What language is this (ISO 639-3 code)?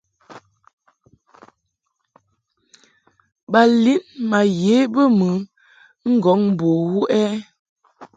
mhk